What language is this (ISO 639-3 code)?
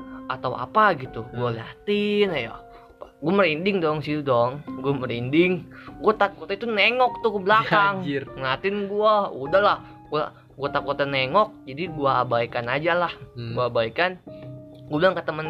ind